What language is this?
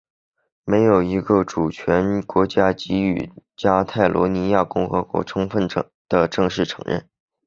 Chinese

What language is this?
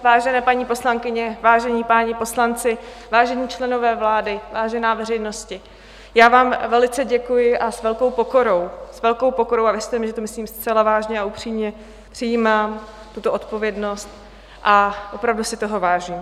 Czech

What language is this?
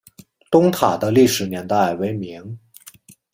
Chinese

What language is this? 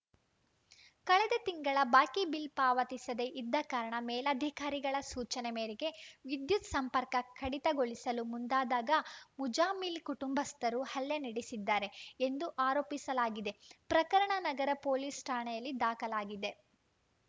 Kannada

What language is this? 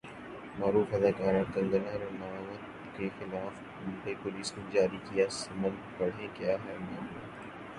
Urdu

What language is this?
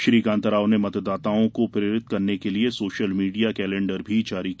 Hindi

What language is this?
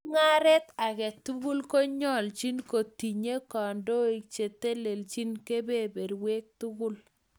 Kalenjin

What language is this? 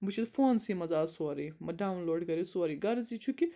Kashmiri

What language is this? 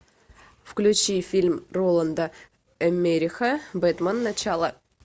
Russian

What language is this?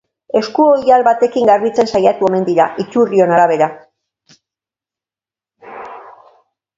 Basque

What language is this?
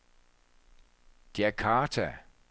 Danish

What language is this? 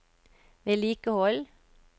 Norwegian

